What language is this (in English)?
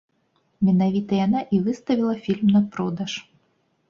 Belarusian